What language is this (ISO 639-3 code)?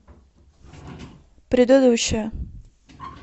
rus